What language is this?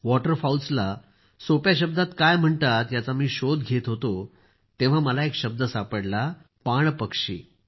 Marathi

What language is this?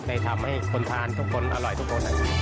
Thai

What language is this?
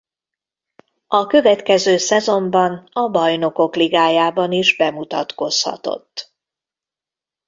Hungarian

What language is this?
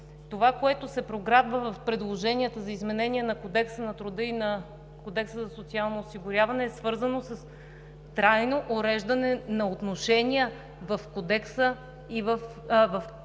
Bulgarian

